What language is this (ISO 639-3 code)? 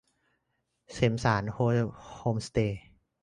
tha